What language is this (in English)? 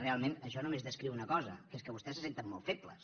Catalan